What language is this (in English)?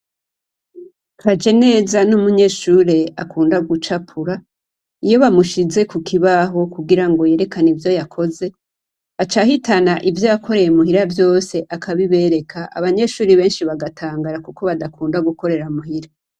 Rundi